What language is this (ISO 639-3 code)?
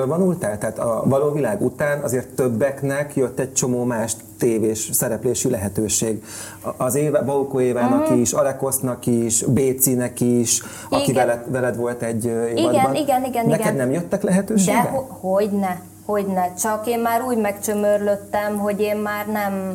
hun